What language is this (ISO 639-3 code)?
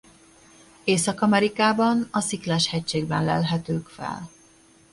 hun